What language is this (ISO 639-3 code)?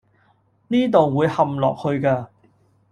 yue